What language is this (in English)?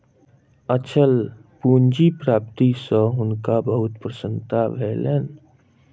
Maithili